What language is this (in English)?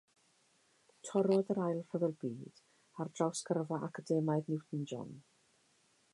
Welsh